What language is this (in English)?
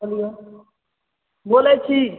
Maithili